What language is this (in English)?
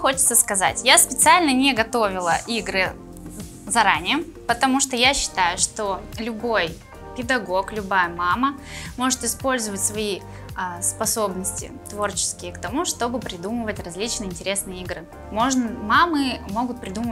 Russian